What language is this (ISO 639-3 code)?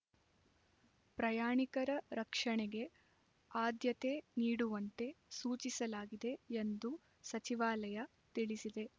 kan